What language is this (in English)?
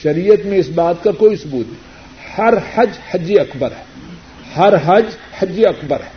Urdu